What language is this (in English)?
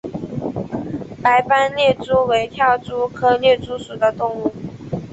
Chinese